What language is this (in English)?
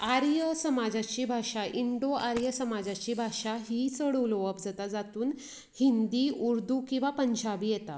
Konkani